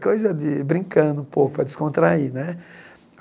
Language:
Portuguese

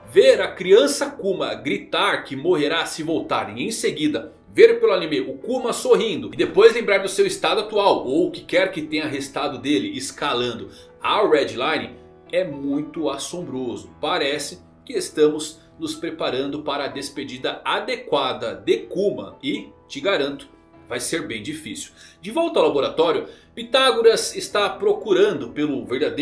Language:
Portuguese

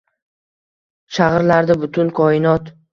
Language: Uzbek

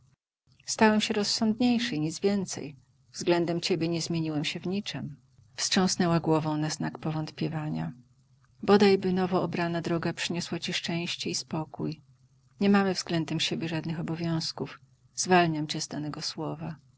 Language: Polish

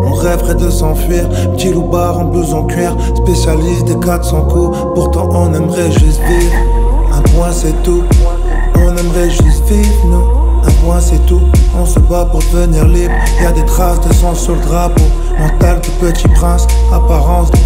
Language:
French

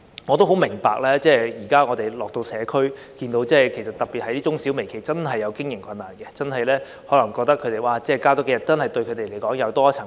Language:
Cantonese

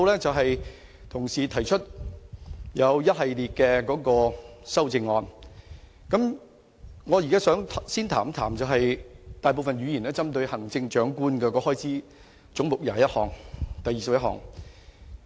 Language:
Cantonese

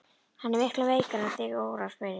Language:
Icelandic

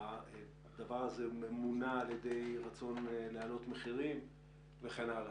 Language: Hebrew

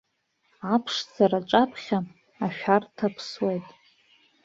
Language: Abkhazian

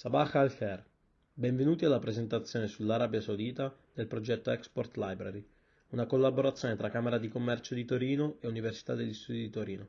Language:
Italian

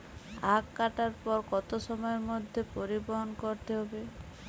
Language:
Bangla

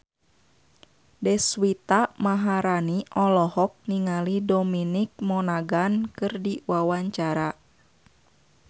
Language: Sundanese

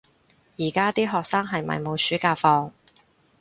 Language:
Cantonese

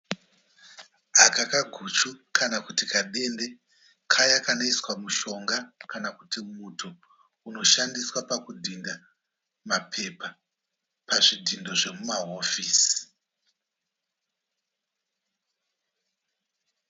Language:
Shona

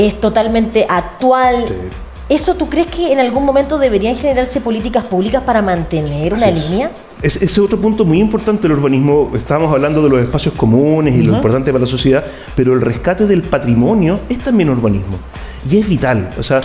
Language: Spanish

